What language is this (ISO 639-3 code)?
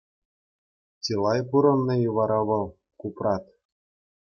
chv